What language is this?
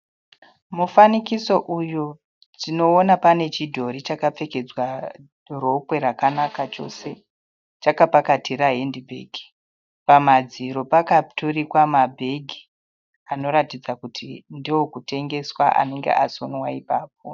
Shona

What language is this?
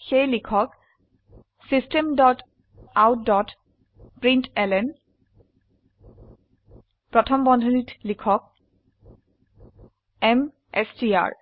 Assamese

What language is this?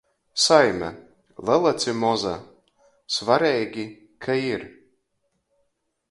Latgalian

